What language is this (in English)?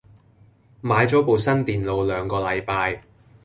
Cantonese